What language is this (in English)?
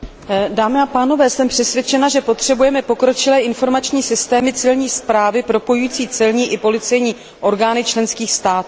Czech